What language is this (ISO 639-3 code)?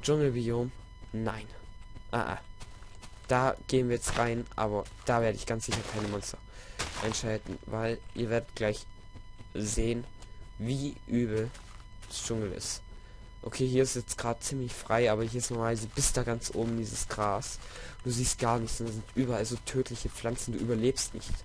deu